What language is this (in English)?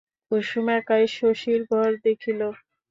Bangla